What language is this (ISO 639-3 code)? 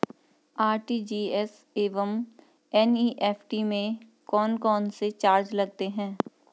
hin